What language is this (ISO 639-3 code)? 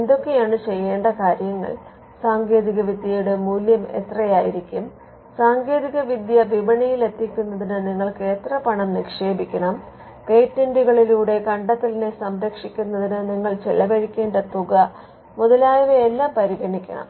mal